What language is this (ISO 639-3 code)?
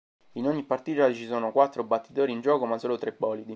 ita